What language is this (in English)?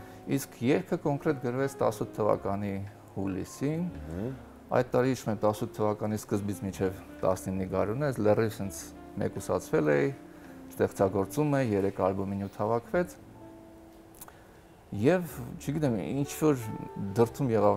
Romanian